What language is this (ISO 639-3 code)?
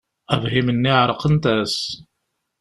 kab